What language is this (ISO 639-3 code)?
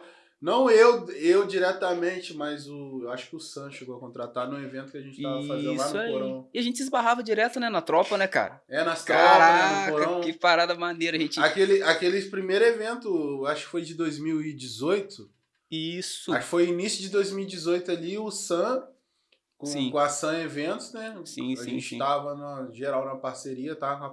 por